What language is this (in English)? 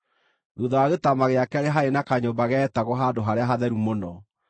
Kikuyu